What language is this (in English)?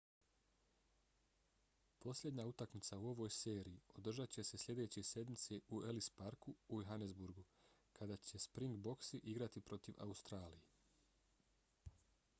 Bosnian